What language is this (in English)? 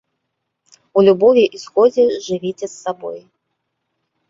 Belarusian